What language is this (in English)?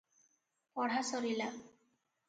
Odia